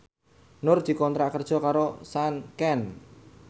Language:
Javanese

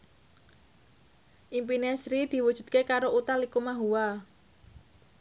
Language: Javanese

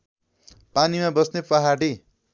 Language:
Nepali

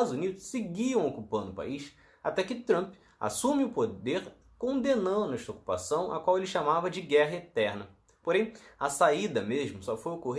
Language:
Portuguese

